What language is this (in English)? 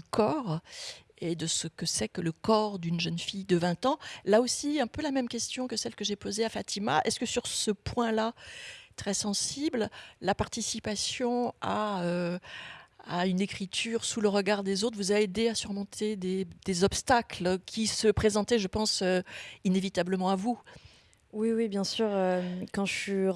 French